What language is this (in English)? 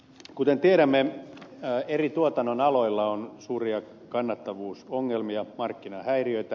Finnish